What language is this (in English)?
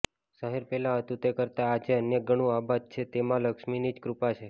Gujarati